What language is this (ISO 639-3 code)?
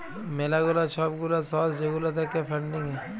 ben